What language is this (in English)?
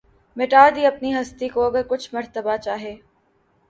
Urdu